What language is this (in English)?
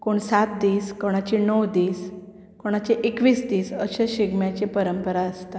Konkani